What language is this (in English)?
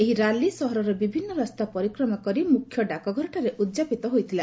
Odia